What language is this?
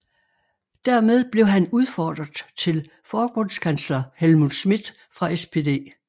Danish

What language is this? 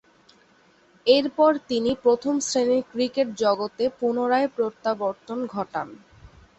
Bangla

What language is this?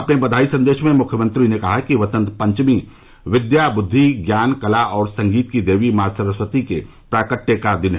Hindi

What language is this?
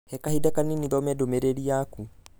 Kikuyu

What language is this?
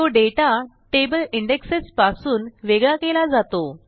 Marathi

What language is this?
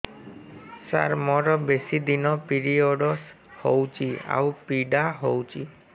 Odia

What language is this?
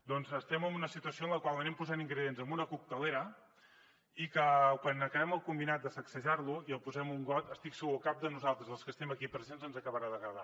Catalan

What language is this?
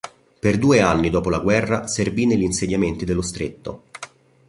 Italian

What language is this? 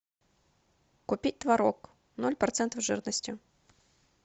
Russian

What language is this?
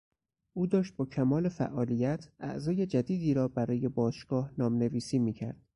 Persian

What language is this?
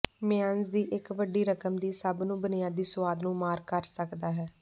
Punjabi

